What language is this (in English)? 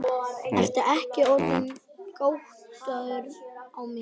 Icelandic